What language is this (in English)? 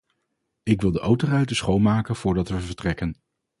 Dutch